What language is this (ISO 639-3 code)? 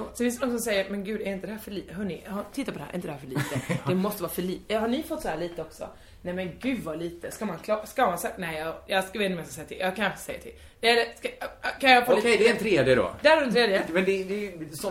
swe